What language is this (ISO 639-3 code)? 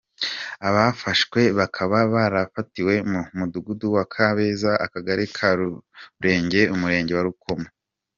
kin